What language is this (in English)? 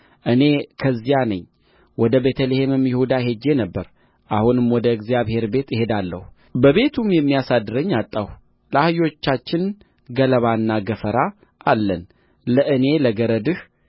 Amharic